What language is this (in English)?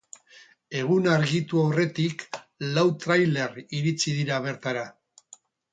Basque